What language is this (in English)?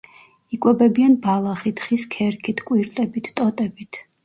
Georgian